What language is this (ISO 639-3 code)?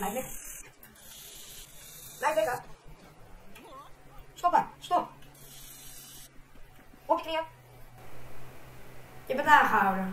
nld